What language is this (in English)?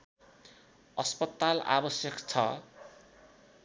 Nepali